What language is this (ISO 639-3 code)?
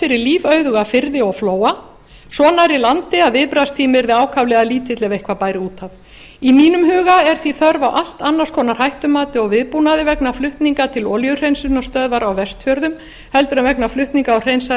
isl